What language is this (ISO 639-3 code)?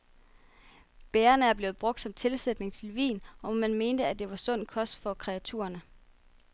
dan